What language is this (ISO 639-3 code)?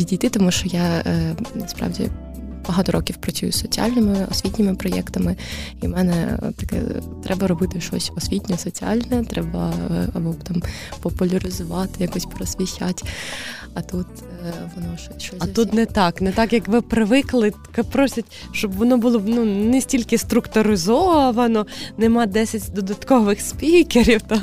ukr